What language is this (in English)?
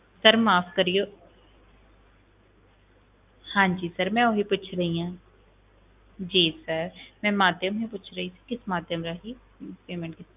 Punjabi